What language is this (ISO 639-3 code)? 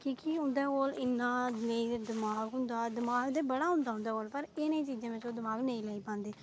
doi